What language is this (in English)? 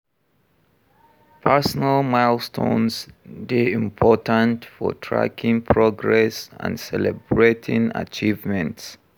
Nigerian Pidgin